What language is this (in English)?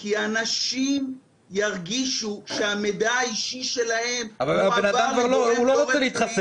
Hebrew